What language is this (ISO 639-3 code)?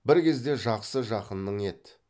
kaz